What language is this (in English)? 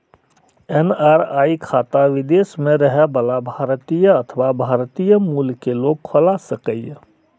Maithili